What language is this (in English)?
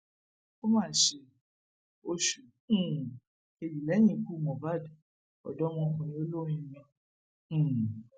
Yoruba